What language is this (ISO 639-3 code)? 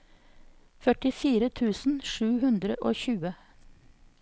nor